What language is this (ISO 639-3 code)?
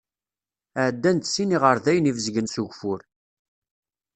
kab